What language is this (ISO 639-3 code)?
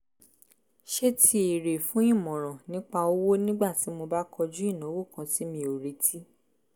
yor